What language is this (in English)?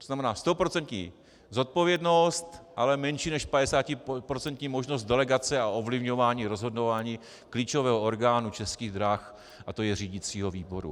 Czech